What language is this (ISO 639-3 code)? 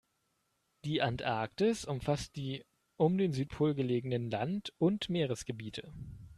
deu